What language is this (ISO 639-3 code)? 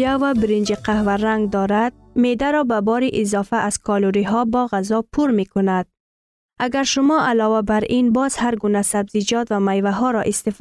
fas